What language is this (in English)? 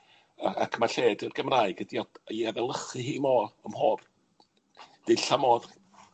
Welsh